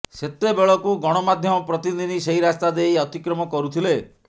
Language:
Odia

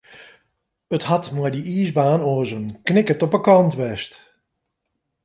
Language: Western Frisian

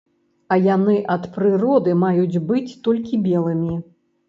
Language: Belarusian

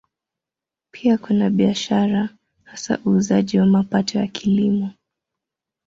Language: Swahili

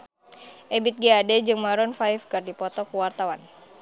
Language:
Sundanese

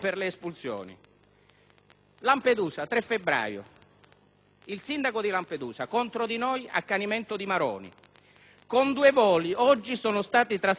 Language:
Italian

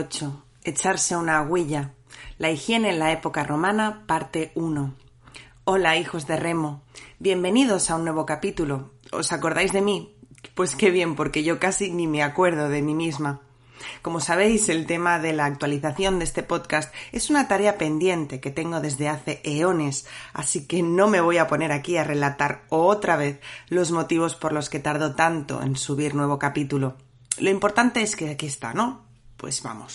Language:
Spanish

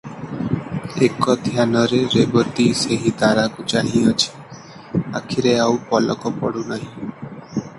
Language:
Odia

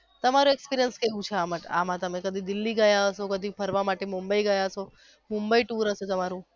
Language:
Gujarati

